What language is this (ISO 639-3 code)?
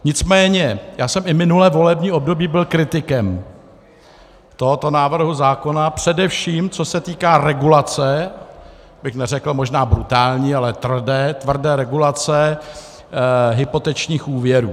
ces